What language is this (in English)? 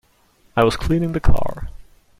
English